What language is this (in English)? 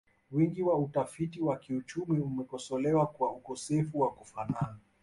Swahili